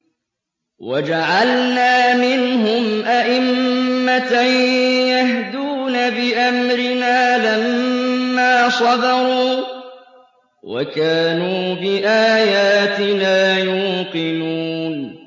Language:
Arabic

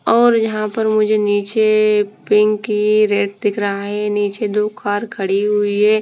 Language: Hindi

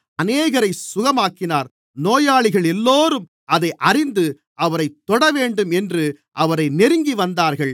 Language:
Tamil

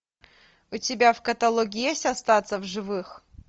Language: Russian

